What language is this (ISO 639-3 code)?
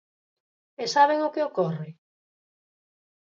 glg